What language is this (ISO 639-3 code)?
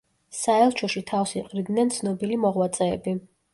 kat